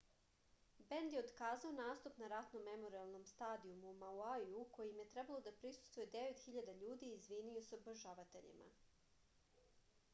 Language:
Serbian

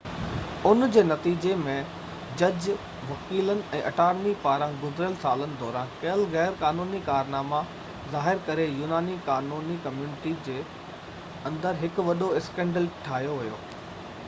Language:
Sindhi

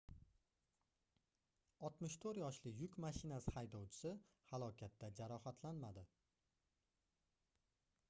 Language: Uzbek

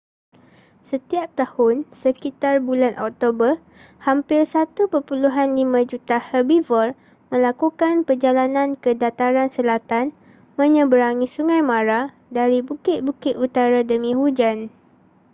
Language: Malay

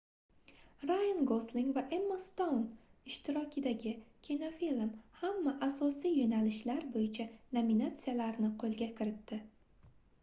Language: Uzbek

